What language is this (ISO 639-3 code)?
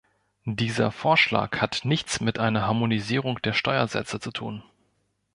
deu